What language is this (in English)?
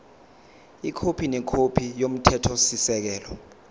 Zulu